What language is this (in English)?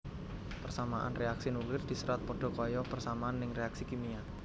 Javanese